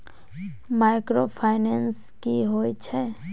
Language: Maithili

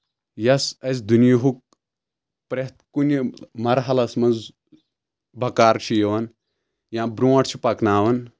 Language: Kashmiri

